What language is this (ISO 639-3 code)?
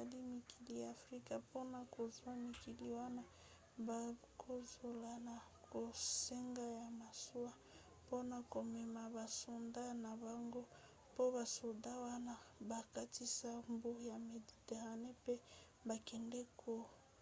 lin